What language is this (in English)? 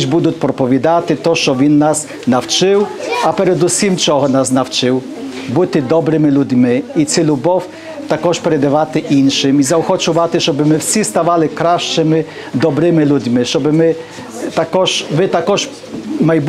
Ukrainian